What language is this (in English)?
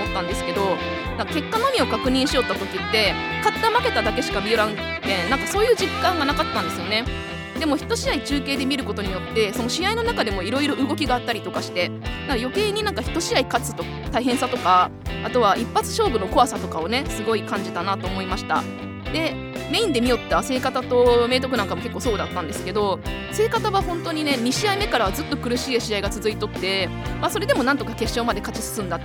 Japanese